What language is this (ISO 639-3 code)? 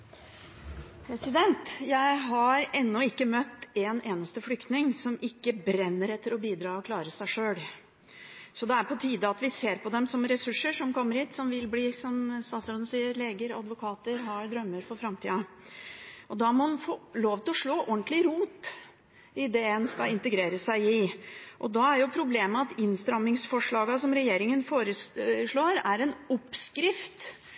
nor